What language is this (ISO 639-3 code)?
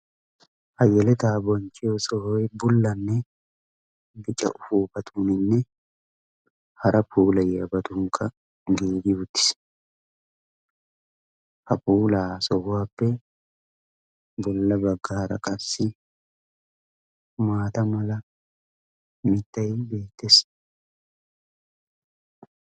wal